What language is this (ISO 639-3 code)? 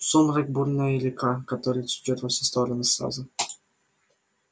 rus